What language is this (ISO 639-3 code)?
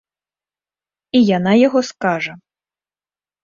bel